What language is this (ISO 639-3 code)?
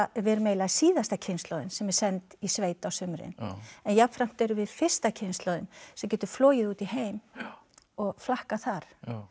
isl